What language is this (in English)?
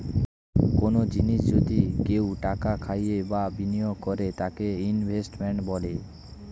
Bangla